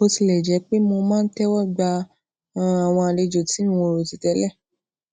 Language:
Yoruba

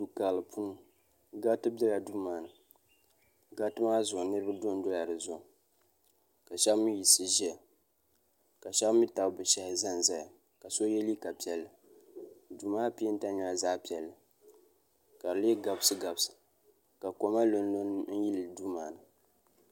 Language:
Dagbani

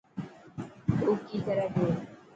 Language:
Dhatki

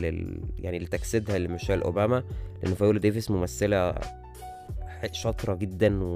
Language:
Arabic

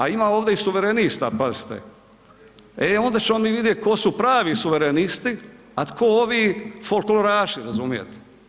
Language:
Croatian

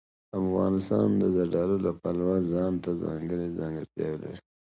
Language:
Pashto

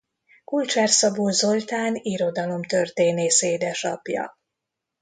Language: Hungarian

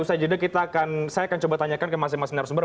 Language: Indonesian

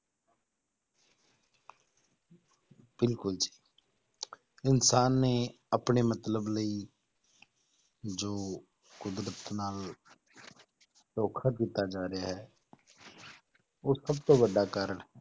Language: Punjabi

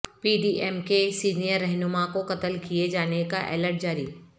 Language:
Urdu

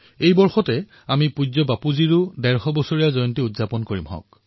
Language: Assamese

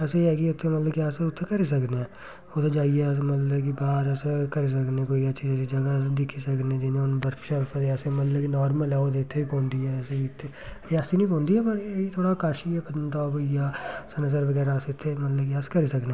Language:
Dogri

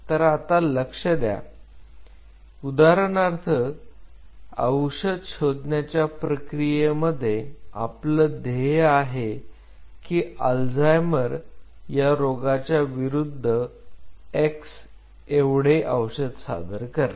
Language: Marathi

